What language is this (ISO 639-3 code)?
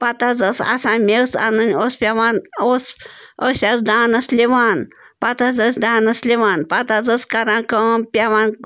kas